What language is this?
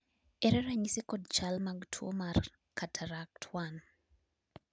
Luo (Kenya and Tanzania)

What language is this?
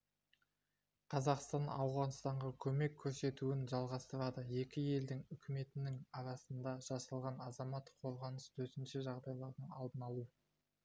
Kazakh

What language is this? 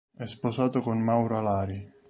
Italian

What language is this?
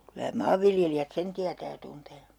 Finnish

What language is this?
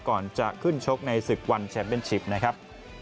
Thai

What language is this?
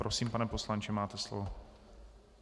Czech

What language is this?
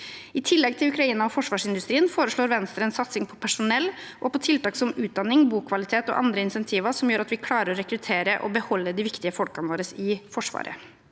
Norwegian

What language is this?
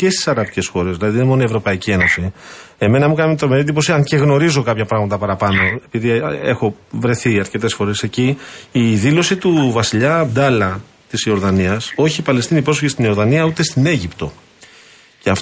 Greek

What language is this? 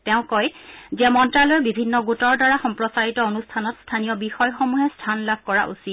Assamese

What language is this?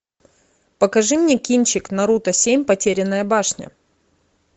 Russian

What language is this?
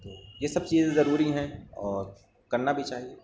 Urdu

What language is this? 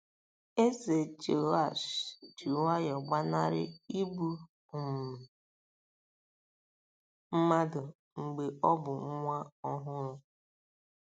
Igbo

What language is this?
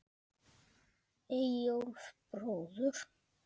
Icelandic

